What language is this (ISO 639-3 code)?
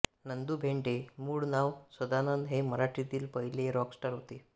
mar